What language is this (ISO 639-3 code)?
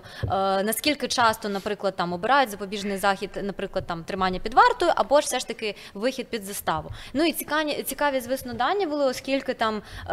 ukr